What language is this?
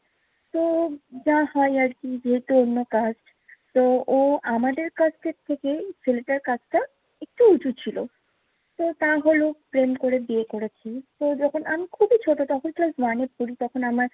Bangla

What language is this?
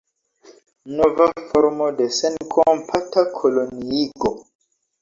Esperanto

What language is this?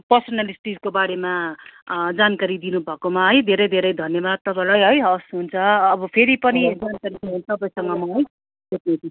Nepali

